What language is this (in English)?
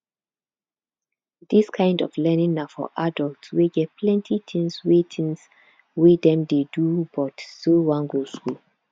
Nigerian Pidgin